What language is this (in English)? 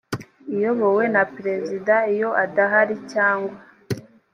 Kinyarwanda